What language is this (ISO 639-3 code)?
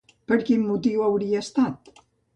cat